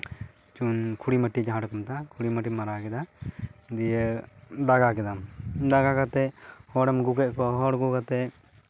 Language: Santali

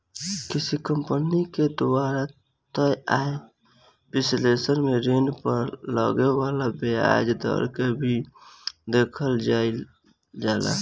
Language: Bhojpuri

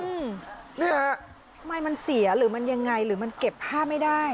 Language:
Thai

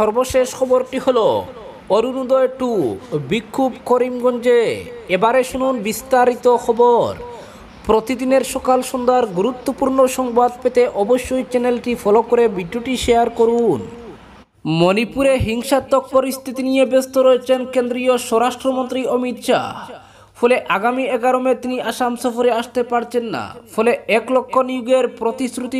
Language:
Romanian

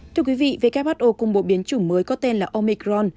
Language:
Vietnamese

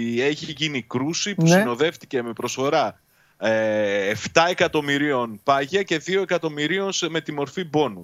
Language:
Greek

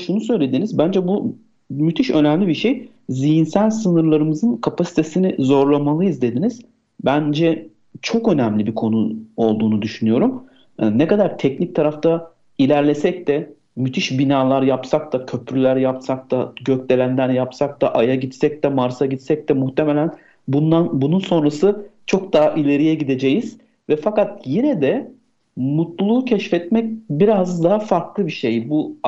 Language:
Turkish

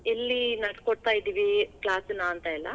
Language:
Kannada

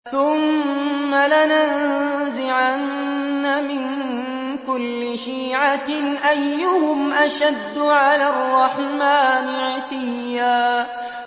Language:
Arabic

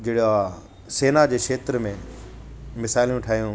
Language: Sindhi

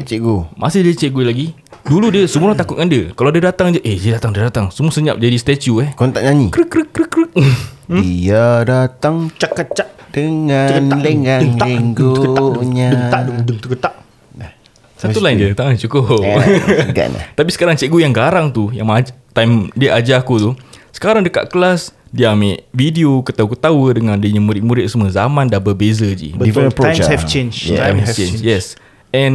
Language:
Malay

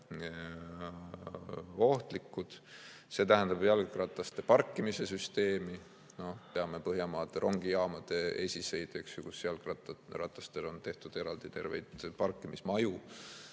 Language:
Estonian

